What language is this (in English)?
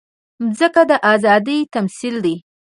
Pashto